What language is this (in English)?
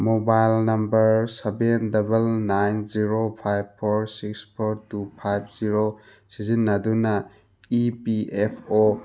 Manipuri